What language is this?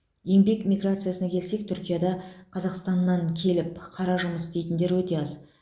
Kazakh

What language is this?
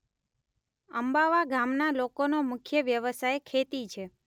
Gujarati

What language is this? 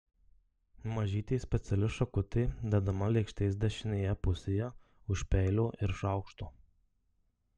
Lithuanian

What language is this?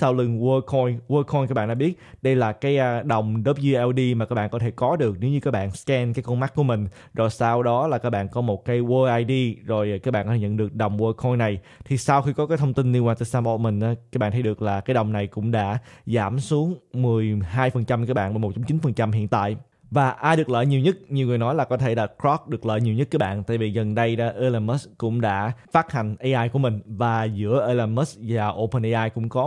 Vietnamese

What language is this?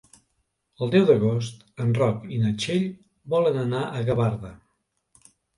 Catalan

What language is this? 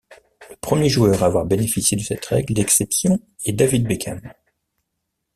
French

